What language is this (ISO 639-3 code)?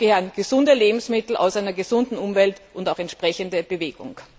deu